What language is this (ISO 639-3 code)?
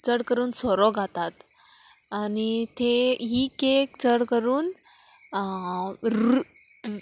kok